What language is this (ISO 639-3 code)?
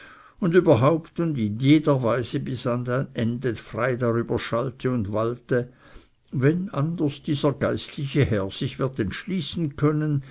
deu